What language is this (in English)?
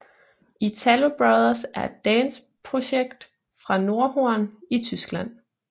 Danish